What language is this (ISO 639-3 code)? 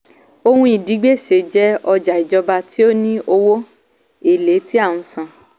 yor